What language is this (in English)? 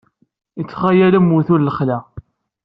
Kabyle